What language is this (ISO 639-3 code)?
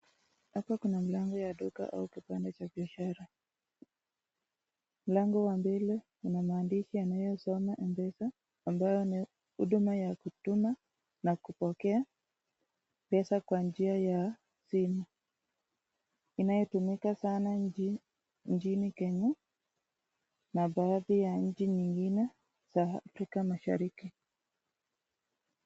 swa